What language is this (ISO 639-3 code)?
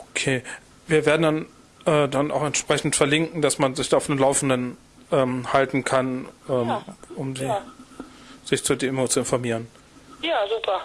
deu